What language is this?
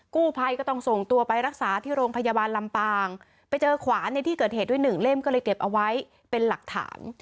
Thai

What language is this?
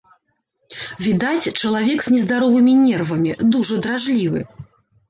Belarusian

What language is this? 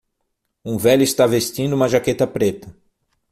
Portuguese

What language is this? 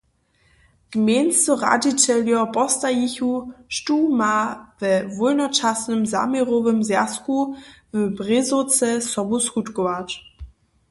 Upper Sorbian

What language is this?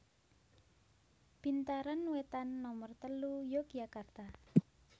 Javanese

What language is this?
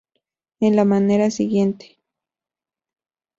Spanish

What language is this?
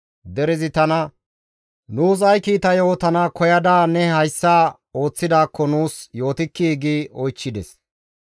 Gamo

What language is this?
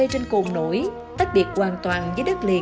Vietnamese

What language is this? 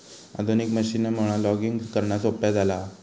Marathi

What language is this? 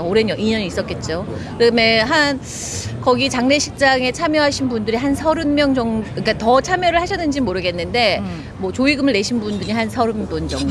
Korean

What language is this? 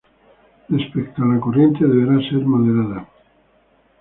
Spanish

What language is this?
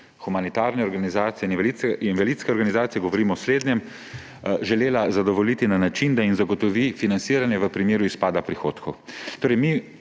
Slovenian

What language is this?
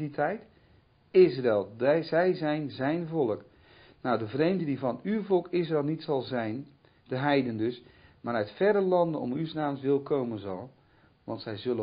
Dutch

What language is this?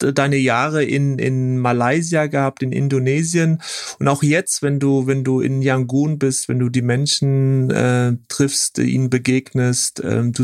German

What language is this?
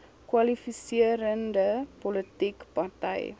Afrikaans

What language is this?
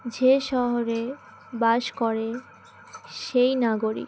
Bangla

